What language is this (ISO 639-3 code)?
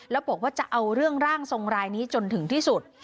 tha